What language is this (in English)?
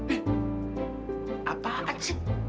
Indonesian